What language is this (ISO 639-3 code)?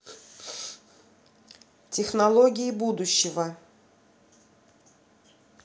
rus